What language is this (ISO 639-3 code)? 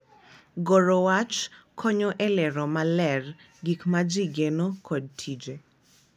luo